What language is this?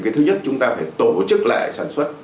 Vietnamese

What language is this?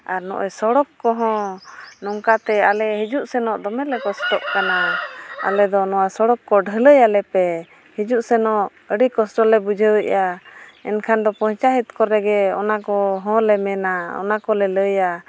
Santali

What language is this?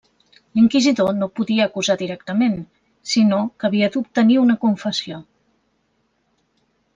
Catalan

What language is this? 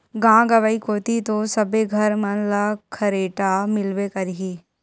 Chhattisgarhi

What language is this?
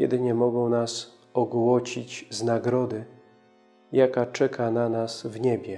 Polish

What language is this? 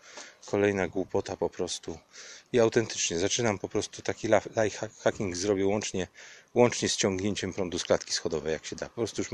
Polish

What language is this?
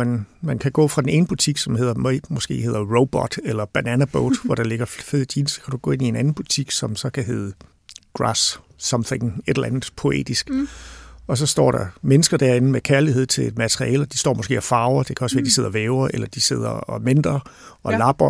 Danish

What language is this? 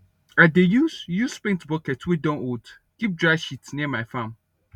Nigerian Pidgin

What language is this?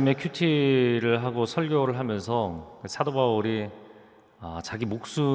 Korean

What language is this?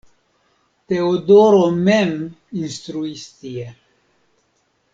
Esperanto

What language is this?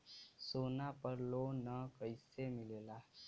Bhojpuri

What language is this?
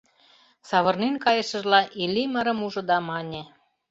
Mari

